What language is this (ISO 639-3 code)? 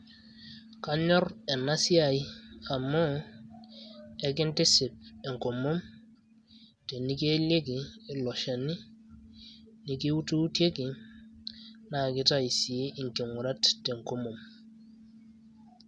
mas